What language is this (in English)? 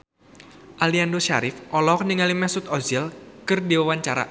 Sundanese